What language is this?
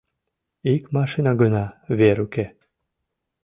Mari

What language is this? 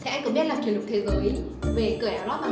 Vietnamese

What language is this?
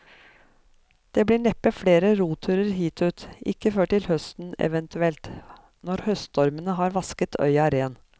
Norwegian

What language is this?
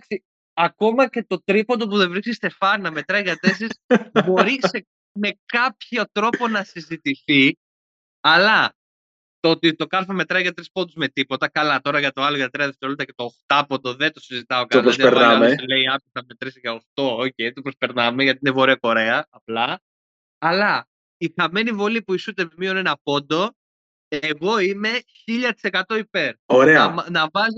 Greek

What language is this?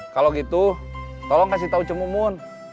Indonesian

